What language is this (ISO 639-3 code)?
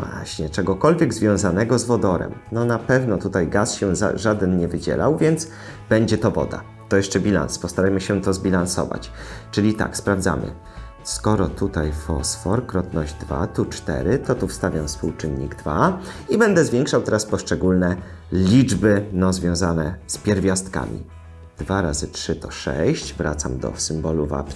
pol